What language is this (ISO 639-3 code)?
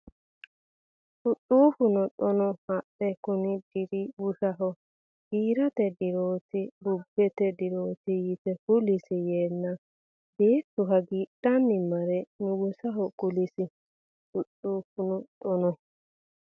sid